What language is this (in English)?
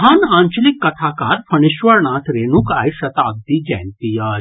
Maithili